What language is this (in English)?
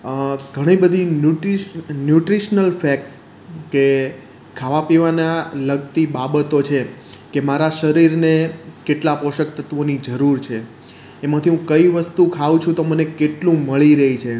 Gujarati